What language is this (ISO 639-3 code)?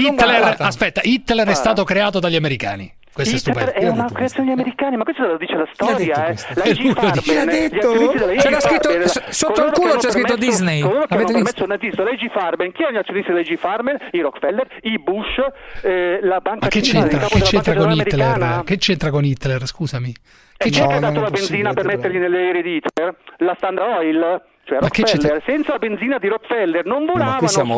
ita